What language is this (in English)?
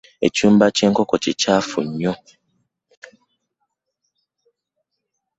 Ganda